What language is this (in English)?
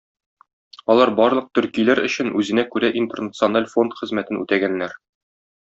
Tatar